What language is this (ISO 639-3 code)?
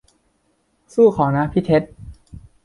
tha